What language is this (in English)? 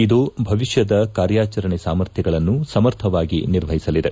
Kannada